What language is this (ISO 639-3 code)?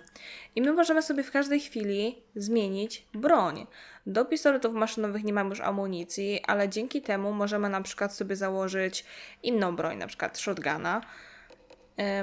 pol